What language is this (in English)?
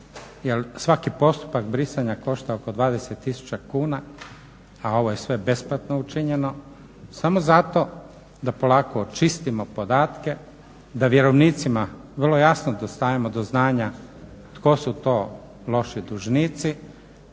Croatian